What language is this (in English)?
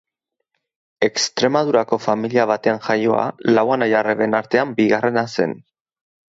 Basque